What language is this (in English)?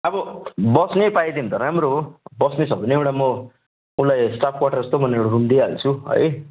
Nepali